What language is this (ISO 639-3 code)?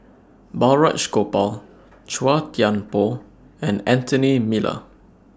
eng